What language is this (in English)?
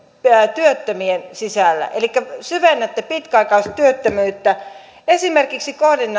Finnish